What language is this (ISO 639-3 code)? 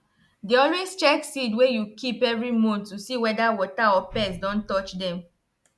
pcm